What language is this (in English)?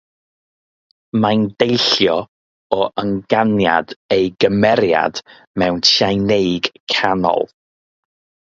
Welsh